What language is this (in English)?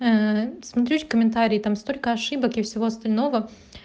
Russian